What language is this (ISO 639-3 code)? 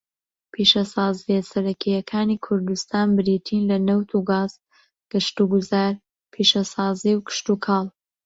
ckb